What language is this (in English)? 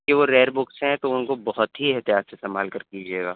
Urdu